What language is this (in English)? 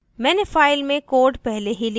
Hindi